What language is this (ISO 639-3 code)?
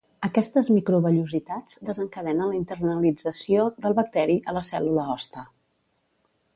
cat